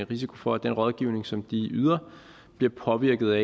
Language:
Danish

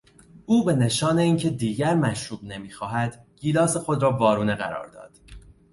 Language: Persian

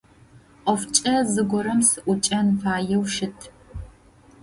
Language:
Adyghe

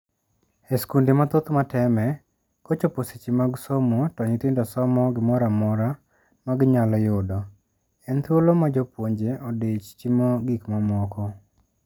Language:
Luo (Kenya and Tanzania)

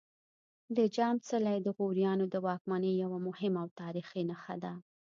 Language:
Pashto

